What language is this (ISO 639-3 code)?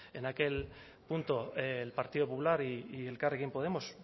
spa